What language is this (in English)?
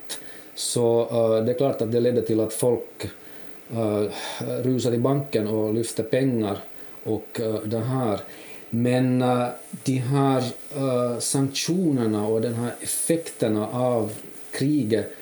Swedish